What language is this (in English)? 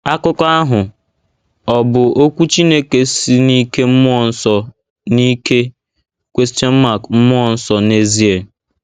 Igbo